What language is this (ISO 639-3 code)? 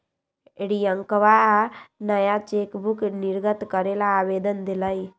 mag